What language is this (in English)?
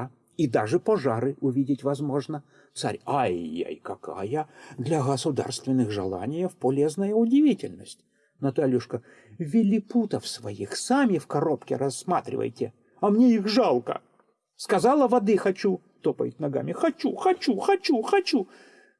Russian